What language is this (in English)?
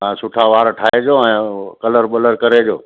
Sindhi